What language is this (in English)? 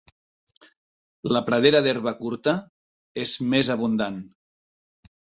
Catalan